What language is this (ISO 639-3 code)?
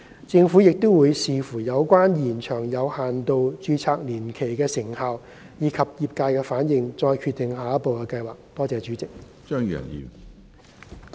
yue